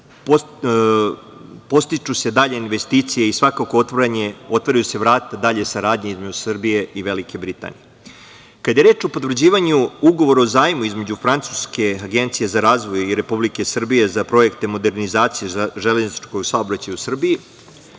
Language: Serbian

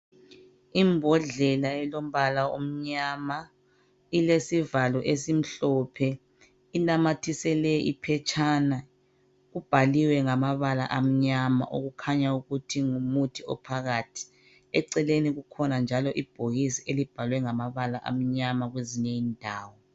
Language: North Ndebele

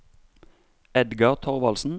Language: Norwegian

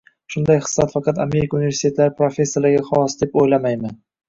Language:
Uzbek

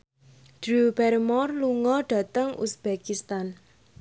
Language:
Javanese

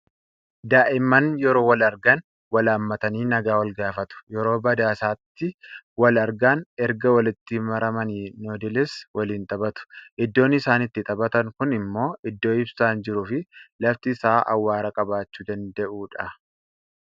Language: Oromo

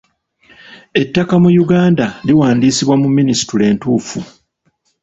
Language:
Ganda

